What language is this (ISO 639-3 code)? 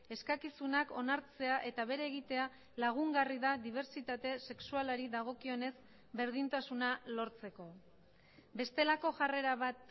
eus